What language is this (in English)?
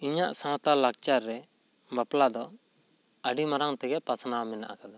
Santali